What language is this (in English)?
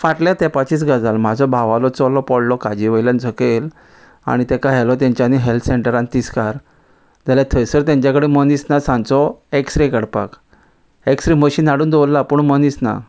Konkani